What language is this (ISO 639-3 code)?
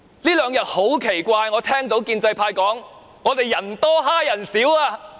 yue